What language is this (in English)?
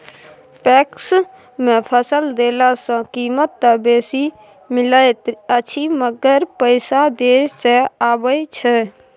Maithili